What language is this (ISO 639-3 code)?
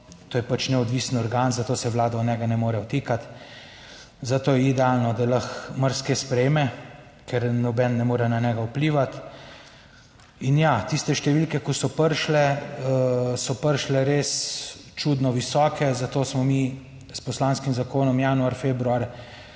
slv